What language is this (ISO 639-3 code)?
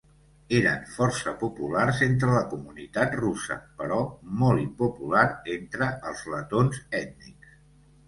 cat